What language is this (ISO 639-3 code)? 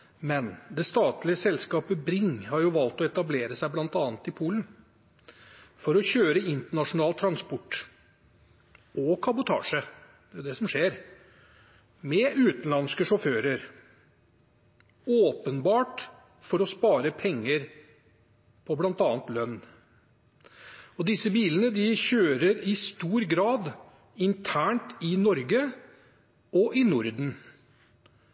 nob